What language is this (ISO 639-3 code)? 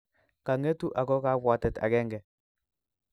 kln